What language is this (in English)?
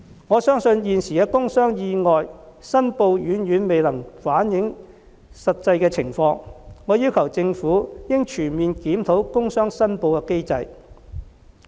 Cantonese